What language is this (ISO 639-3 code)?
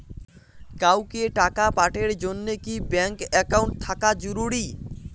ben